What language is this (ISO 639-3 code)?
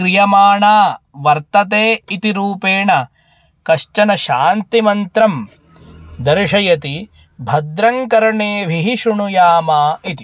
san